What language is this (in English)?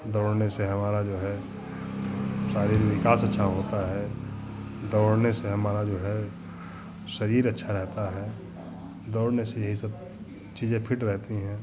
Hindi